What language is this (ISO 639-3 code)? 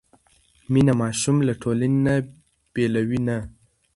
pus